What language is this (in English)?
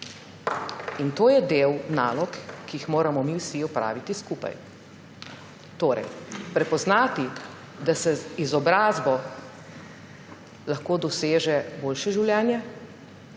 Slovenian